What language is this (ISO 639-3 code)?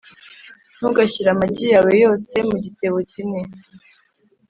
kin